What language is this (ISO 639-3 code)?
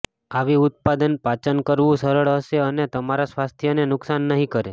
guj